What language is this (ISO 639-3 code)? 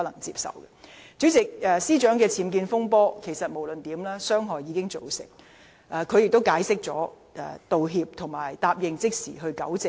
yue